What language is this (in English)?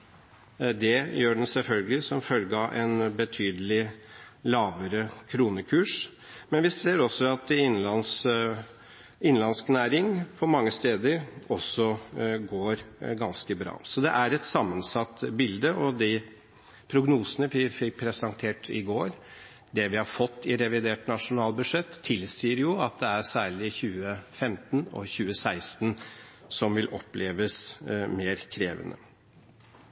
Norwegian Bokmål